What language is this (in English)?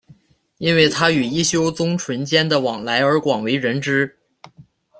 Chinese